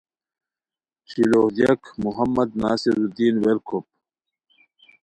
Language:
Khowar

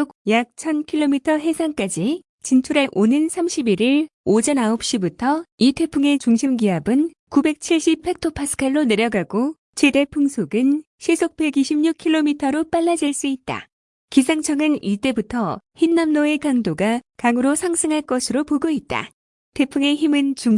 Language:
Korean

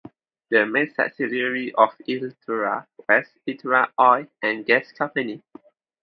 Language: English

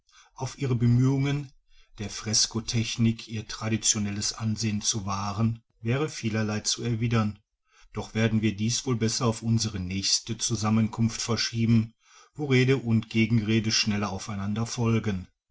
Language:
German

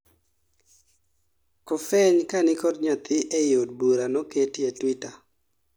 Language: Luo (Kenya and Tanzania)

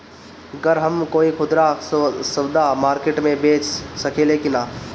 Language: Bhojpuri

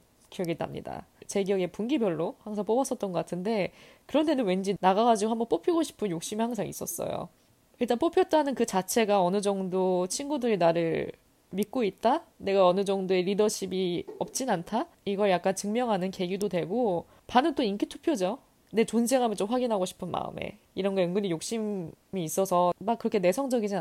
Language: Korean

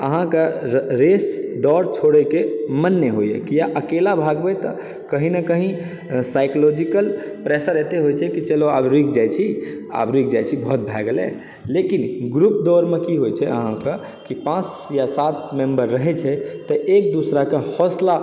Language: Maithili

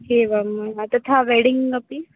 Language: Sanskrit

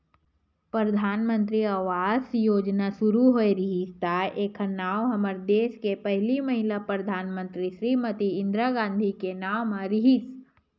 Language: Chhattisgarhi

